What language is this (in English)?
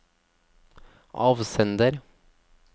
Norwegian